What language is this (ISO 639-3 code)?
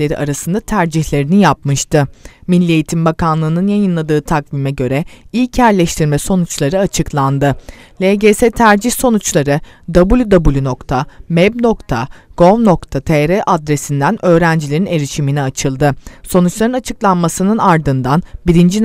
tur